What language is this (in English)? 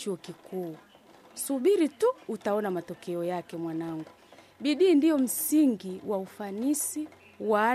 Swahili